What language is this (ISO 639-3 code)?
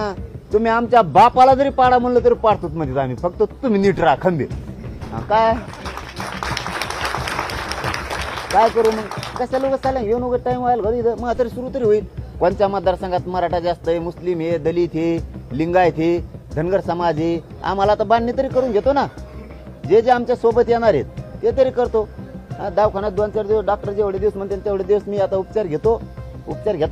mar